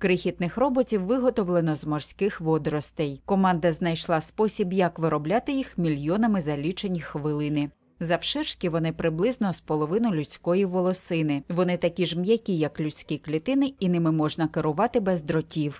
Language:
Ukrainian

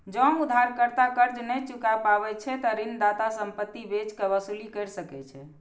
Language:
Maithili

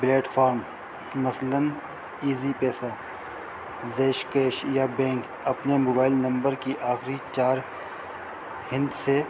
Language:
Urdu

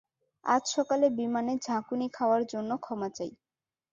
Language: Bangla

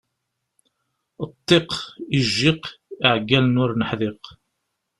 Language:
Kabyle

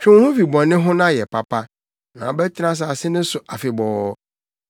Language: Akan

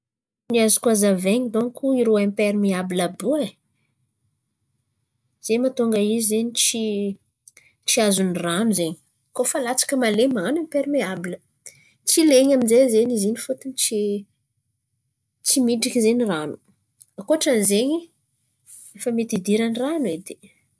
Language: Antankarana Malagasy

